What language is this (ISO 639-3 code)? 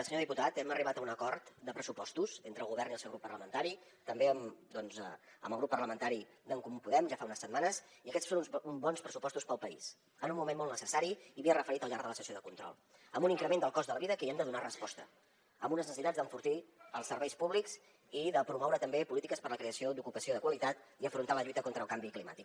cat